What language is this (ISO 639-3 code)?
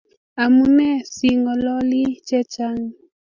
kln